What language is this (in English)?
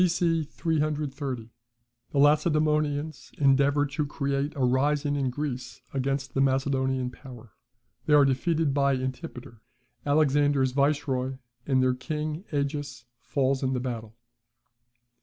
English